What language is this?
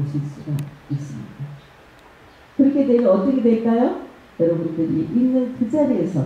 Korean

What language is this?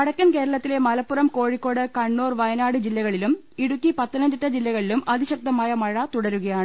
Malayalam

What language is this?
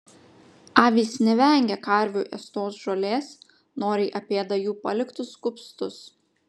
Lithuanian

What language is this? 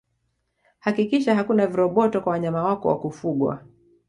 Swahili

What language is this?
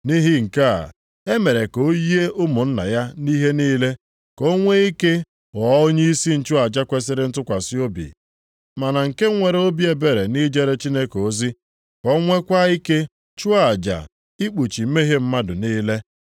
Igbo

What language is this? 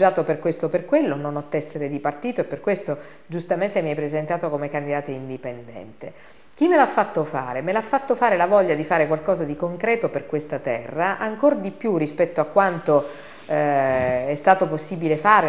Italian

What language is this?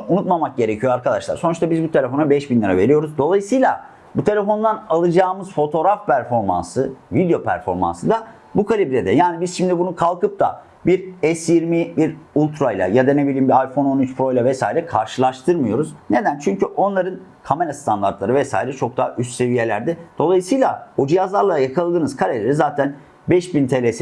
Turkish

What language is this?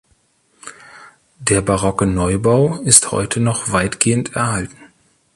German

